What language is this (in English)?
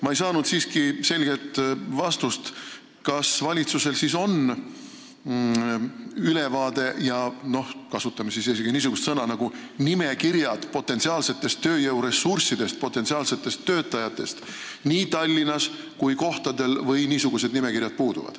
Estonian